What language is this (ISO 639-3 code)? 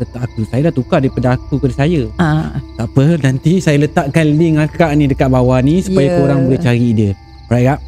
msa